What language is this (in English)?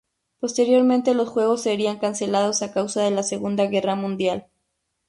Spanish